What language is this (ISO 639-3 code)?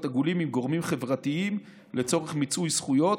heb